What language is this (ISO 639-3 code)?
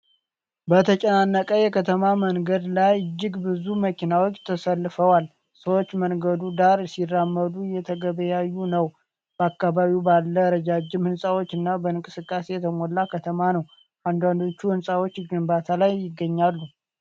amh